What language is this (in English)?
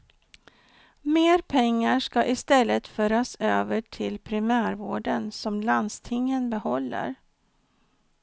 Swedish